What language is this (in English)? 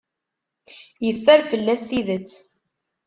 Kabyle